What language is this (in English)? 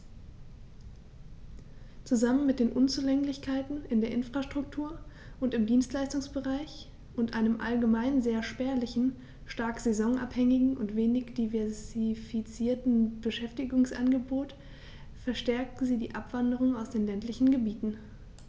German